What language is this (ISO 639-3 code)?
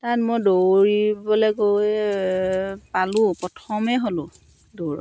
asm